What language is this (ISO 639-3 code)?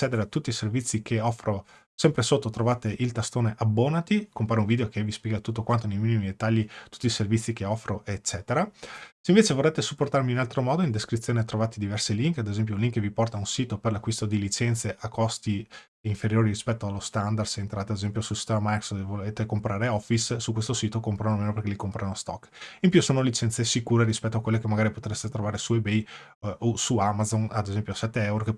ita